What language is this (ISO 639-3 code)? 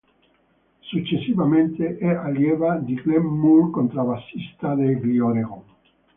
ita